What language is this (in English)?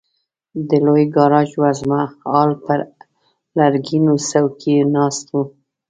Pashto